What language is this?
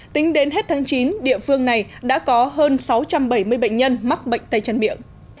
Vietnamese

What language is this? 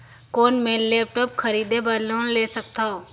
Chhattisgarhi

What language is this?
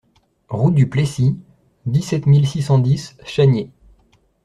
French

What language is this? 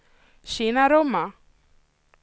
Swedish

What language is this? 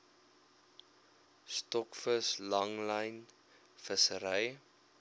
Afrikaans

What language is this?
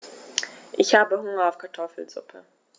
German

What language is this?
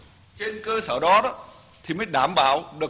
Vietnamese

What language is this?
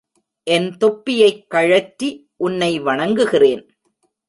Tamil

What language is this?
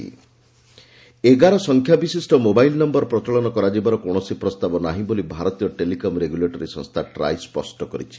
Odia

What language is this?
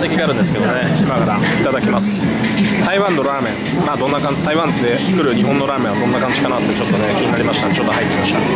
Japanese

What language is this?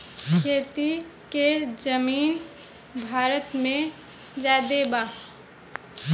Bhojpuri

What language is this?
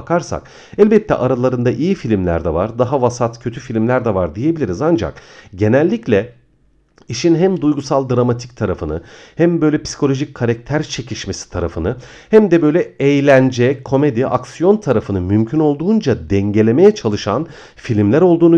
Turkish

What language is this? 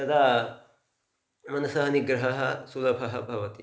Sanskrit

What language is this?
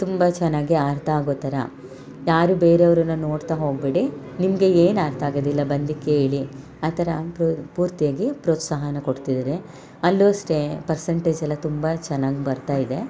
Kannada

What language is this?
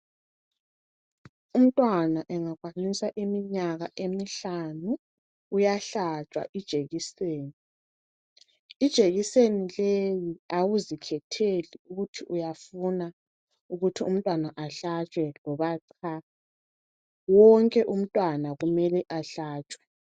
North Ndebele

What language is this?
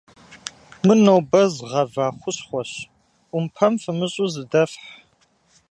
Kabardian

